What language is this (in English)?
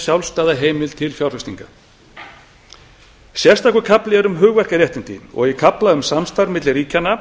Icelandic